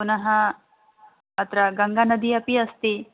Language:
Sanskrit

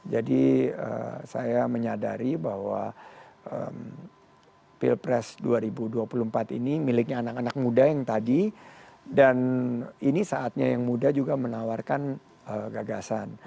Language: Indonesian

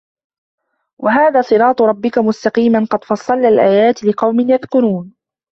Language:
Arabic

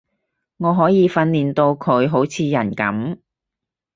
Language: Cantonese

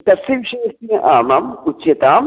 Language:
Sanskrit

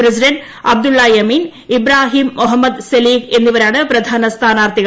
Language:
Malayalam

